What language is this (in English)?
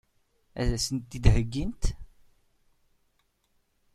Kabyle